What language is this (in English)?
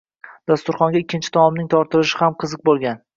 Uzbek